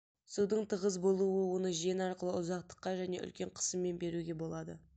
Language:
Kazakh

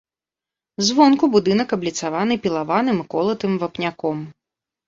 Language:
Belarusian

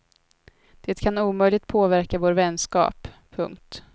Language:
Swedish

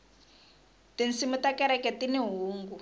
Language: Tsonga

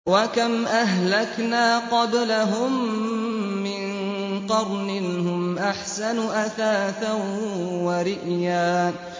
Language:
Arabic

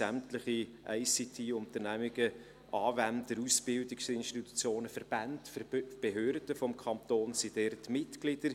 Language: Swiss German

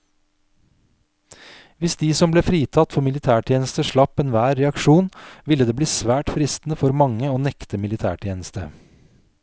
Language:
Norwegian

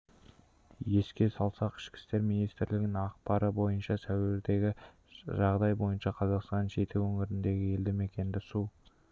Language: Kazakh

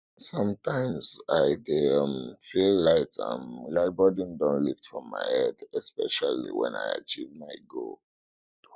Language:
Nigerian Pidgin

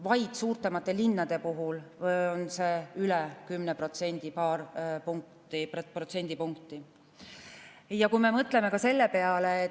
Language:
Estonian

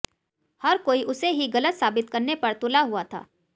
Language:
Hindi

